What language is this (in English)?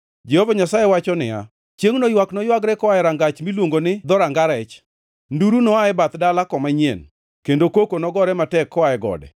Luo (Kenya and Tanzania)